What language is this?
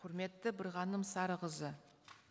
Kazakh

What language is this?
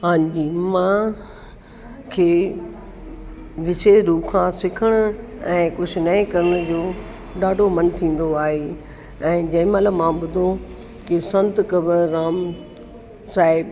Sindhi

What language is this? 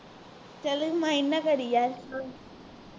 Punjabi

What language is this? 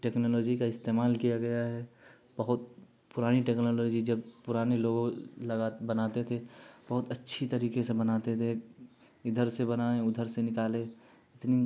Urdu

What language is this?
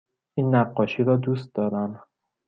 Persian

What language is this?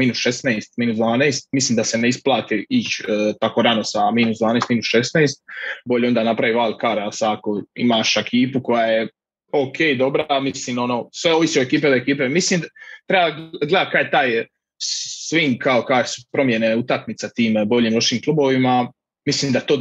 Croatian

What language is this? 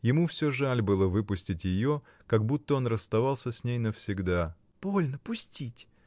Russian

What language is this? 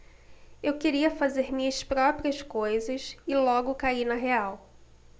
Portuguese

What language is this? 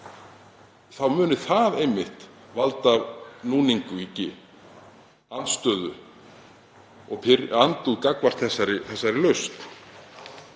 Icelandic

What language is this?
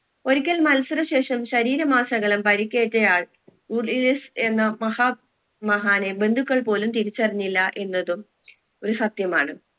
Malayalam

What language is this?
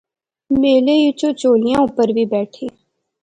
Pahari-Potwari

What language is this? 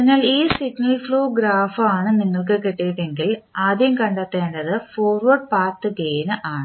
Malayalam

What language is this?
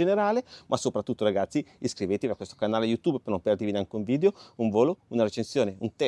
Italian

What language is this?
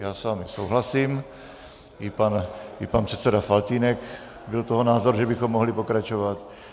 Czech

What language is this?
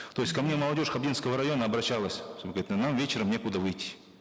Kazakh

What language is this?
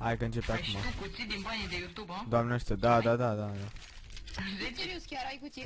Romanian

